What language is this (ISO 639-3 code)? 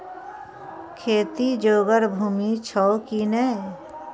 mai